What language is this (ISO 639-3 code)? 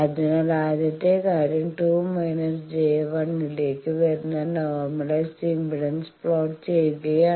mal